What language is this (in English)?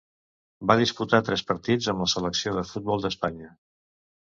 Catalan